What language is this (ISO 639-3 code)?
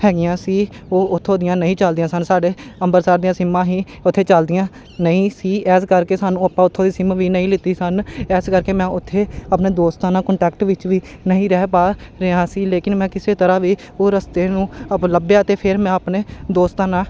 pan